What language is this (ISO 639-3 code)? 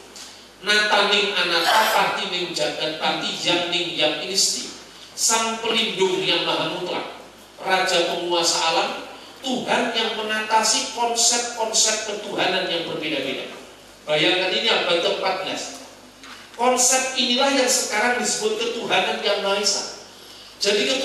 ind